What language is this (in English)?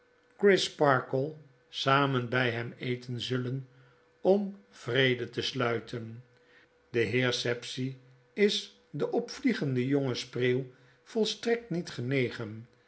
Dutch